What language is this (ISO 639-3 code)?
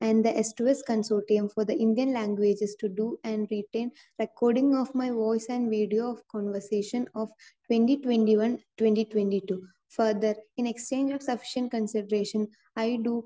mal